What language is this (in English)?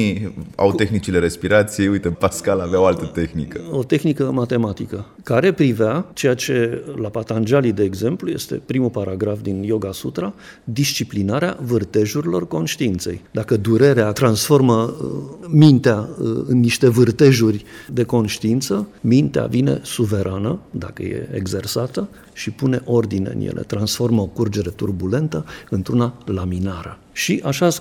Romanian